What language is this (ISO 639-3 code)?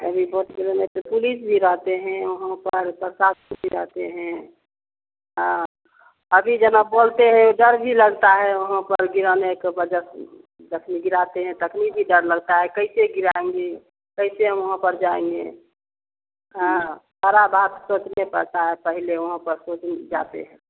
hin